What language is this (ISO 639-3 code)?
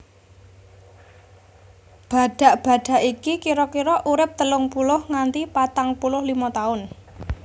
jav